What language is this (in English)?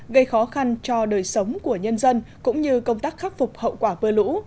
Vietnamese